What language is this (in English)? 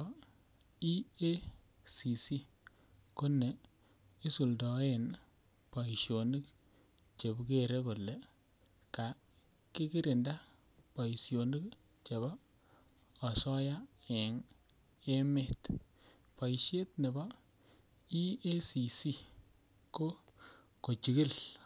Kalenjin